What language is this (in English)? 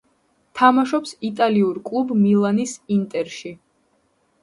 Georgian